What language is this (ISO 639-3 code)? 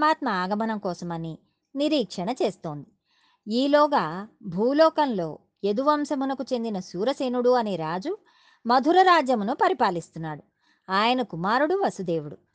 tel